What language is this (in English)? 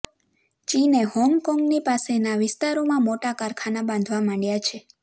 Gujarati